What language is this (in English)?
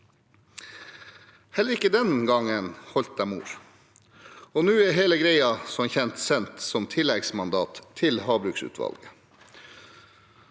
Norwegian